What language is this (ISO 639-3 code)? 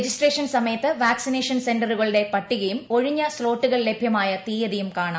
mal